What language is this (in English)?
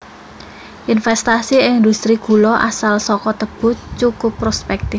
Javanese